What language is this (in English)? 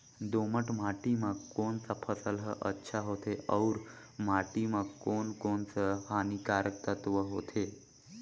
Chhattisgarhi